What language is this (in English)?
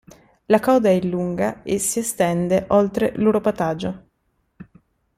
Italian